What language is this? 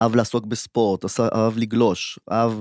Hebrew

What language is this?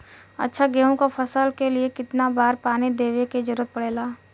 Bhojpuri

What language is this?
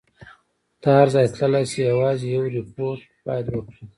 Pashto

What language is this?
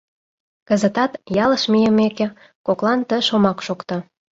Mari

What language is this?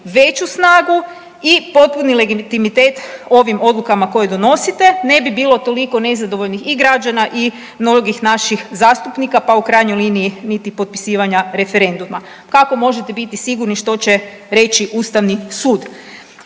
Croatian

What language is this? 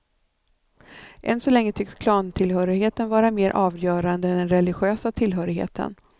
Swedish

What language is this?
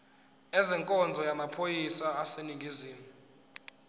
Zulu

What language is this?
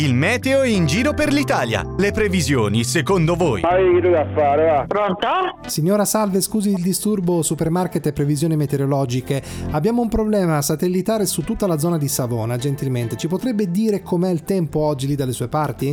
Italian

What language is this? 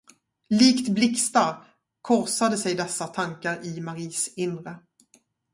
Swedish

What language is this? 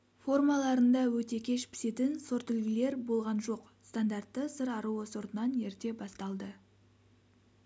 Kazakh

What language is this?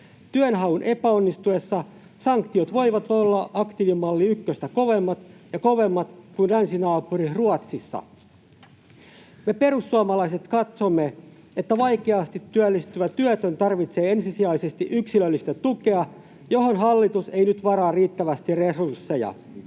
Finnish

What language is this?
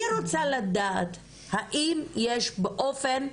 Hebrew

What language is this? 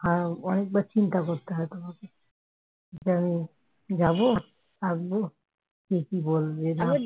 Bangla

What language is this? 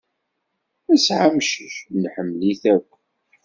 Kabyle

